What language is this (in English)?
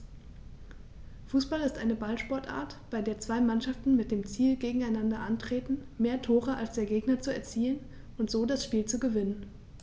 German